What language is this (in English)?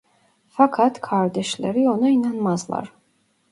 Turkish